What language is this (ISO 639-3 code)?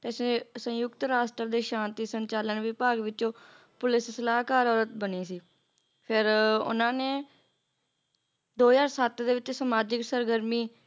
pan